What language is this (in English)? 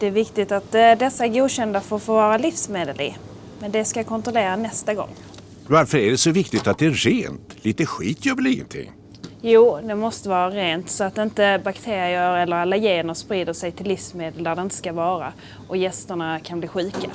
Swedish